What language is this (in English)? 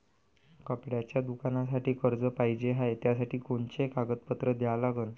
Marathi